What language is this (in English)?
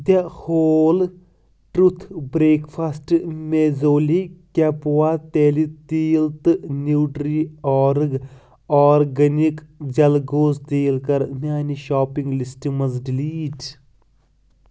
Kashmiri